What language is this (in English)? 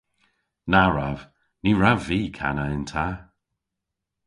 Cornish